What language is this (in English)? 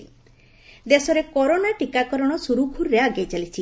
Odia